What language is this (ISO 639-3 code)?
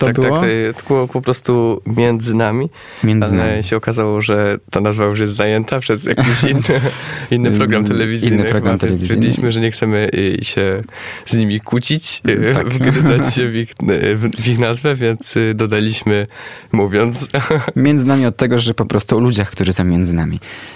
pol